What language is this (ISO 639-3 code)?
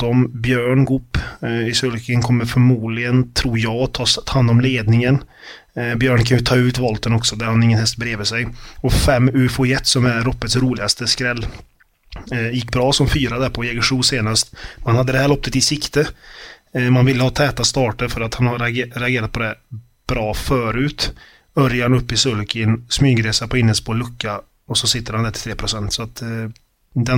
swe